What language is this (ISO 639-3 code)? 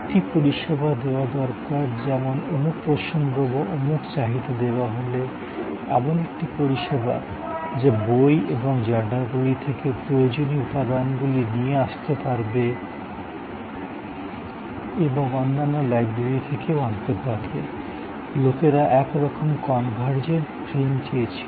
ben